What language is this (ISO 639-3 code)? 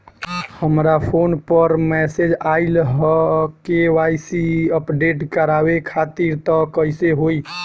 bho